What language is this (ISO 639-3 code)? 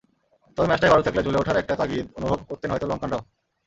ben